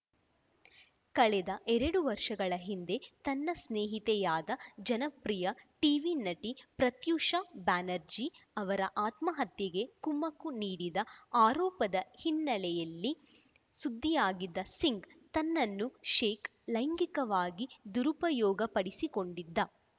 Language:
Kannada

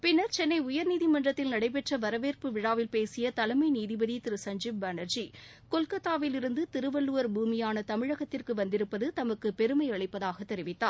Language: Tamil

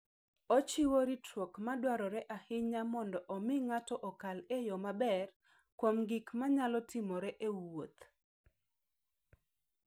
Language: Luo (Kenya and Tanzania)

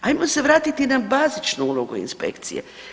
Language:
Croatian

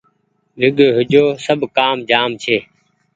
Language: Goaria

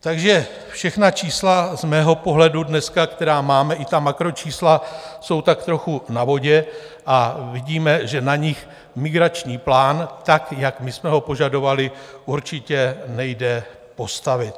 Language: Czech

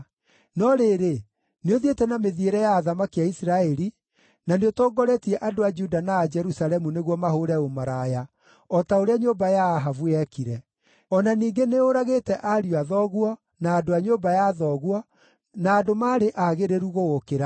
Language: Kikuyu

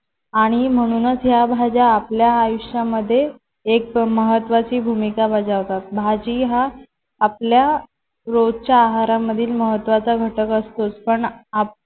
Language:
Marathi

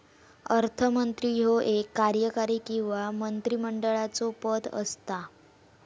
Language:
Marathi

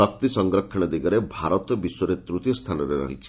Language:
Odia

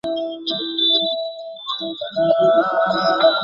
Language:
Bangla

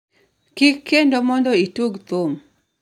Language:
Luo (Kenya and Tanzania)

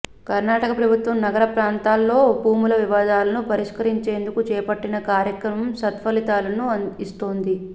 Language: Telugu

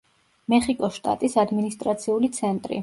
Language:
Georgian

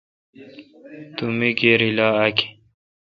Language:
Kalkoti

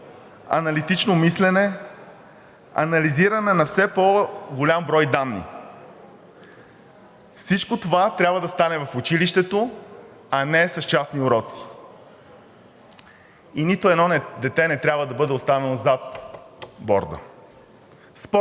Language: Bulgarian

